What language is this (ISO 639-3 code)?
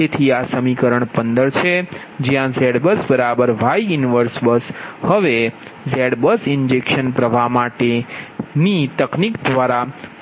guj